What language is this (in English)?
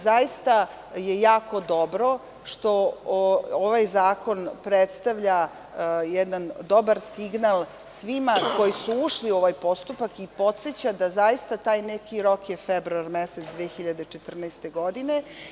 Serbian